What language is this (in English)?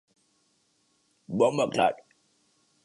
Urdu